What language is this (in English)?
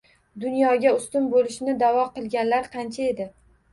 Uzbek